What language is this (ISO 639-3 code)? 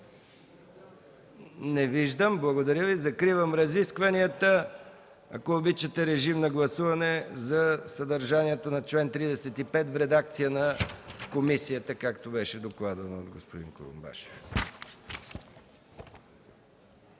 bul